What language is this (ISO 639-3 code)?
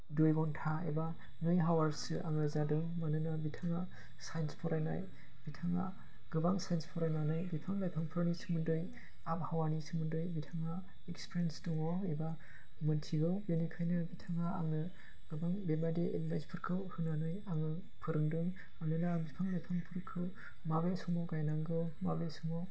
brx